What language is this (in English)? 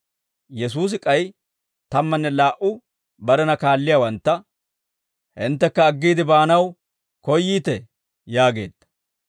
Dawro